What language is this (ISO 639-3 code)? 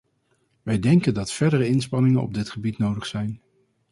nld